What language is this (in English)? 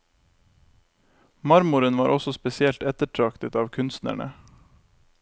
Norwegian